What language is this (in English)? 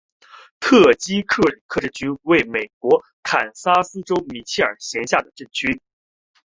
Chinese